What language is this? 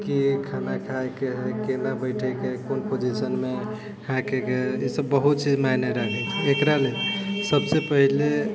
Maithili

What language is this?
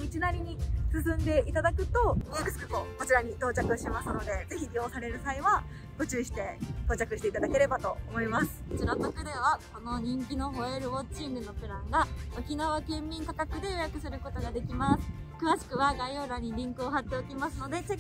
Japanese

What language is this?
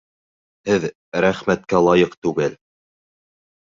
Bashkir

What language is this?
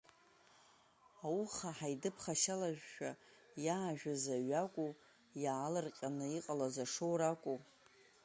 Abkhazian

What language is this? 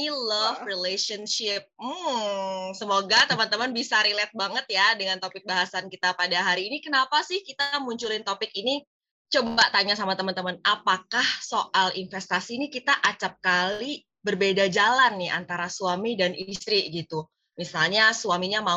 Indonesian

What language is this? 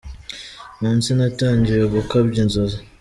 Kinyarwanda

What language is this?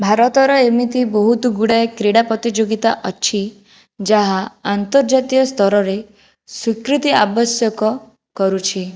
Odia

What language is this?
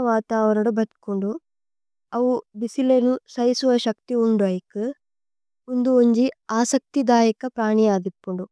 Tulu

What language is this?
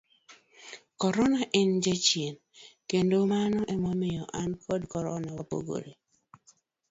Luo (Kenya and Tanzania)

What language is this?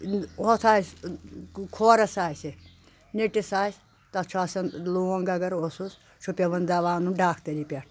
Kashmiri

